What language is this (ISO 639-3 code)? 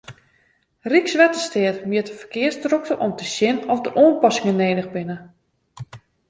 fry